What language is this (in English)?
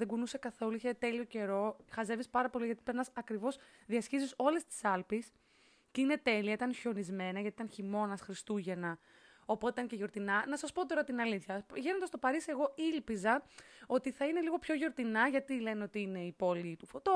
Greek